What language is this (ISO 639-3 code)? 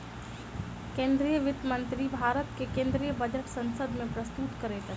mai